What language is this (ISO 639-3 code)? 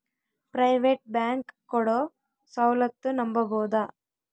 kan